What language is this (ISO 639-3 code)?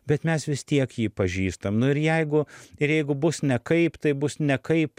lit